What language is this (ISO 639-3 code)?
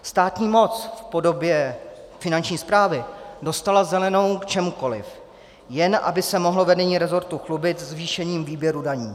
ces